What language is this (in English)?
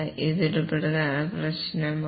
Malayalam